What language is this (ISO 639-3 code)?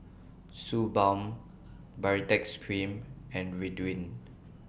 eng